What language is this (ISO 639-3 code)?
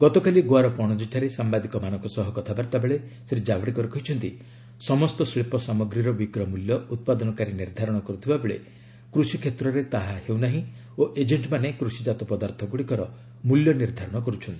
ori